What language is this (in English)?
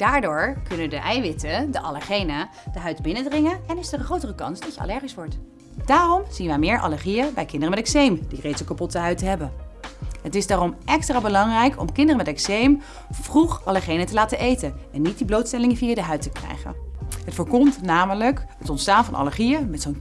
Dutch